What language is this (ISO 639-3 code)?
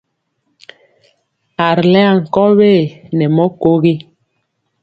mcx